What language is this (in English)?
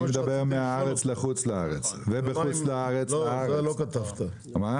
Hebrew